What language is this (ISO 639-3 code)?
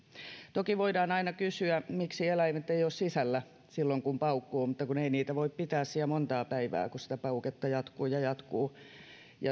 fin